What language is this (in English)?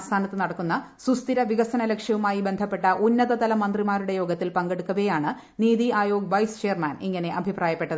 Malayalam